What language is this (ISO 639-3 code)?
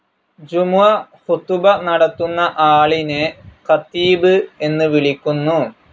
mal